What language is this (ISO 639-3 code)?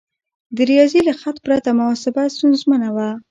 pus